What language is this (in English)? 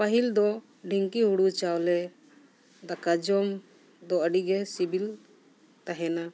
Santali